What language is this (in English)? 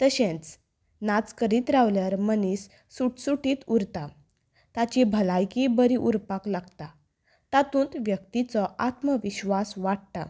Konkani